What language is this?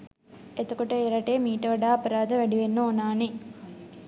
Sinhala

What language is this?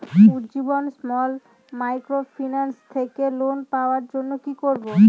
Bangla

